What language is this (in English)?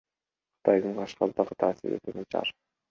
Kyrgyz